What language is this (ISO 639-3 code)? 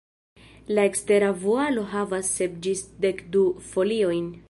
epo